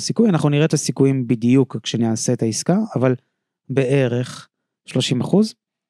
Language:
Hebrew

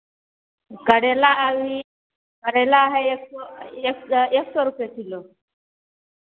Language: Maithili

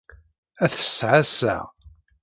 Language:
Kabyle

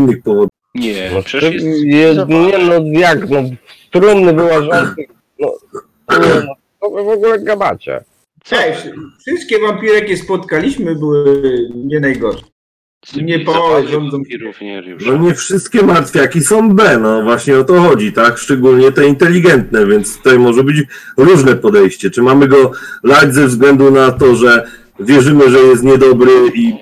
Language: Polish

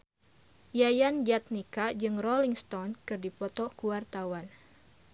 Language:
Sundanese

